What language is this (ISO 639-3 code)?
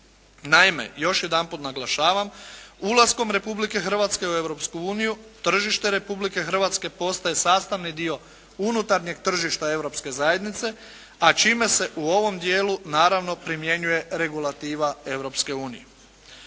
hrv